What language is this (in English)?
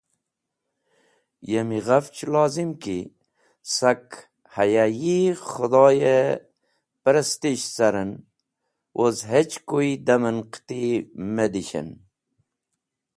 Wakhi